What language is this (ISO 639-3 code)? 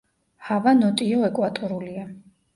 kat